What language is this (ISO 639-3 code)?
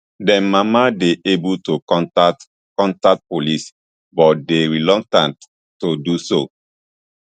pcm